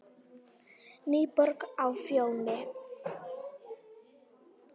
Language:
Icelandic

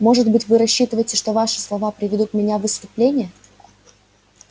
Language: Russian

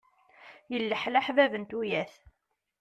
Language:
Kabyle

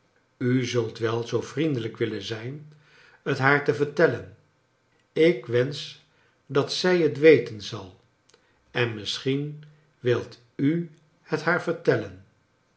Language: Dutch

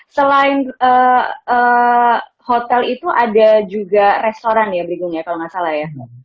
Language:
Indonesian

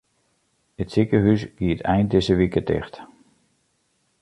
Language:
Western Frisian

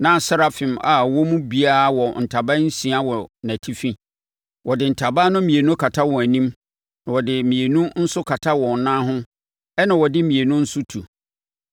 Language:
Akan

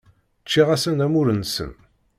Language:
Kabyle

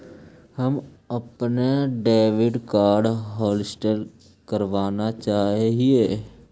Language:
Magahi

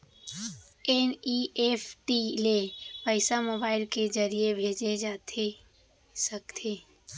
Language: Chhattisgarhi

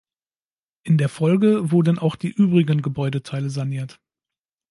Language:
German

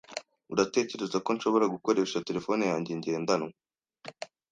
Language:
Kinyarwanda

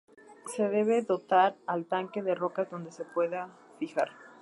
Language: Spanish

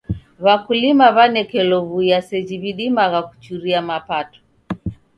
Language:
Taita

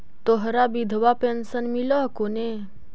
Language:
Magahi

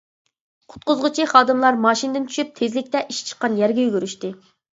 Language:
Uyghur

